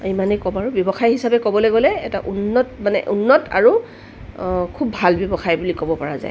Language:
Assamese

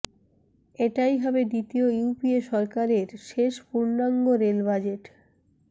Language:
Bangla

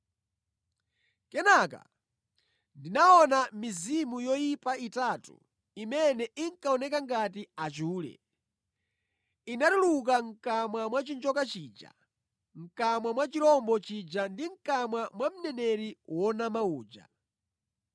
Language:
Nyanja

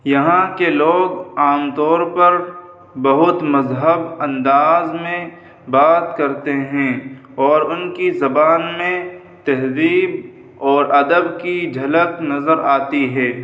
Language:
Urdu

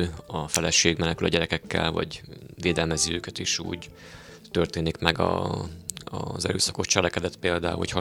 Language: Hungarian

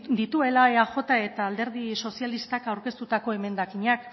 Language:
Basque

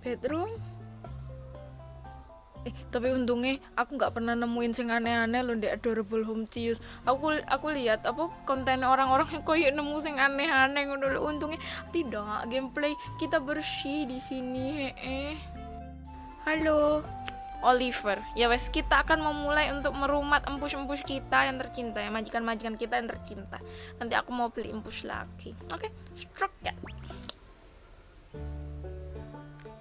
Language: Indonesian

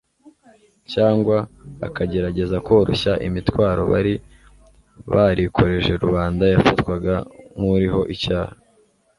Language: Kinyarwanda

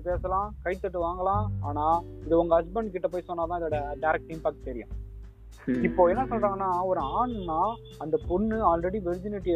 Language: Tamil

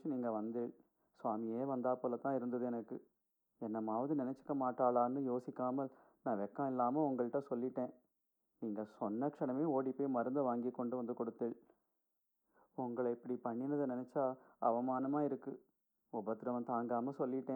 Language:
Tamil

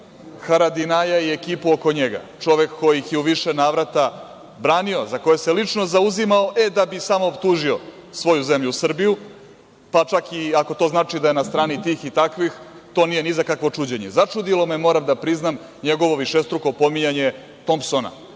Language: Serbian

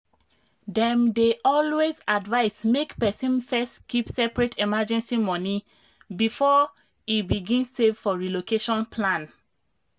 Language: Nigerian Pidgin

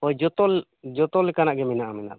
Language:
Santali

